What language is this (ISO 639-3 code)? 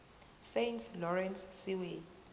zul